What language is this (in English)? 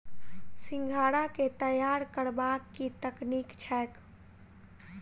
Maithili